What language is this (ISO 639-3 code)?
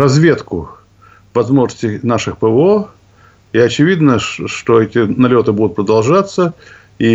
rus